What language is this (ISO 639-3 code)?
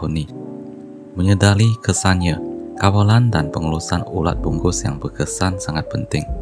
msa